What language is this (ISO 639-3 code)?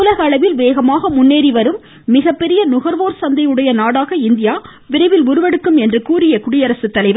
tam